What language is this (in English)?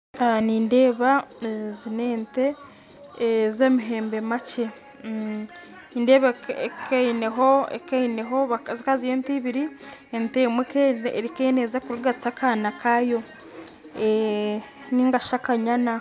Nyankole